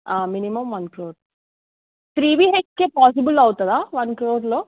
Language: Telugu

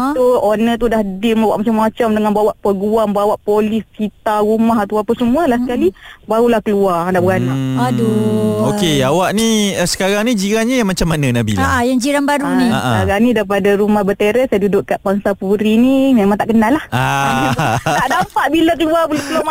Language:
Malay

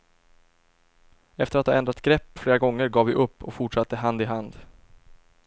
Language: Swedish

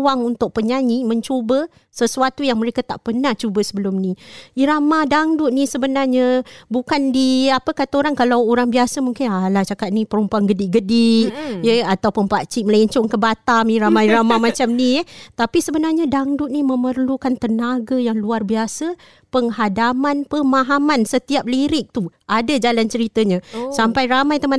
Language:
Malay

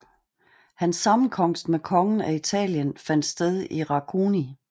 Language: Danish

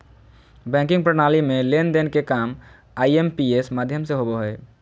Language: Magahi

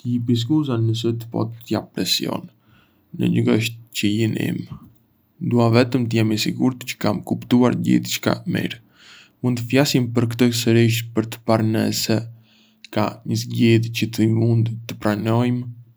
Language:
Arbëreshë Albanian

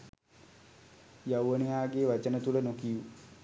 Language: Sinhala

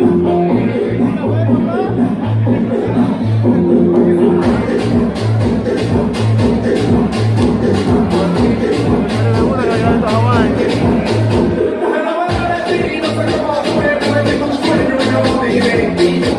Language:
Spanish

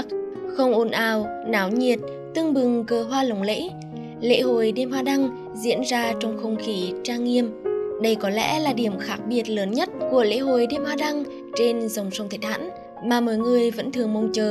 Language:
Vietnamese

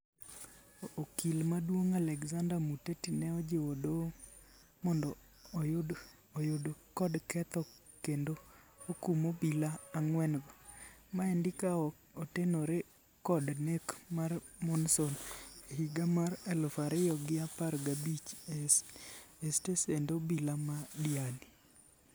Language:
Luo (Kenya and Tanzania)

